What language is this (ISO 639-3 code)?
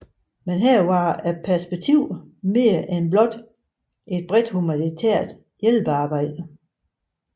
dan